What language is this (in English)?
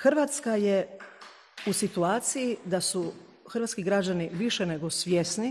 Croatian